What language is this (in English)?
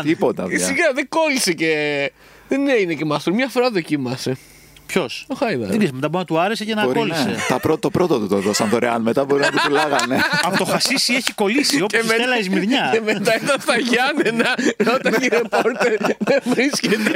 Greek